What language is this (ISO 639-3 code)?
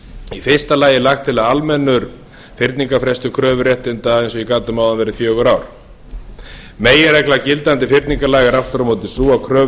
isl